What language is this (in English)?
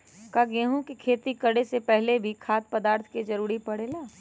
Magahi